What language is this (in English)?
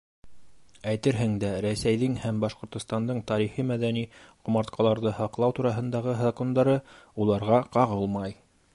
Bashkir